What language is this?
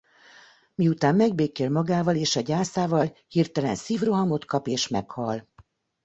Hungarian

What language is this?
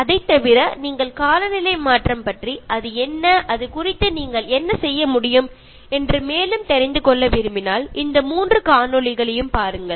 Malayalam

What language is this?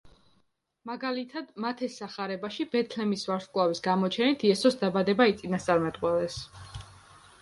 Georgian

